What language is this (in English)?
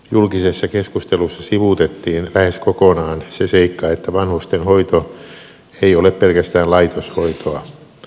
Finnish